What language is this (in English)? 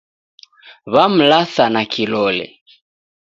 Taita